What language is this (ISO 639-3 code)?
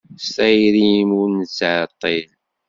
kab